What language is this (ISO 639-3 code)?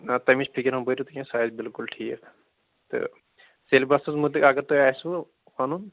kas